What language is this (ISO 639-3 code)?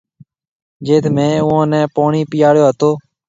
mve